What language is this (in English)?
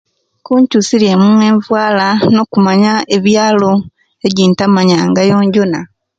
Kenyi